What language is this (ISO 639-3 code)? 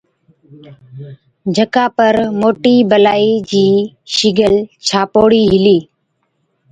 odk